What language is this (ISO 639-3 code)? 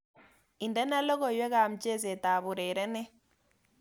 kln